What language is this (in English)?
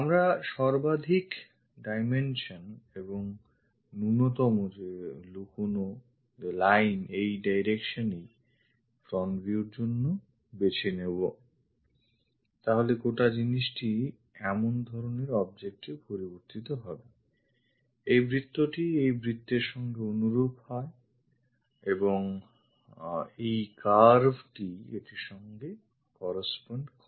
Bangla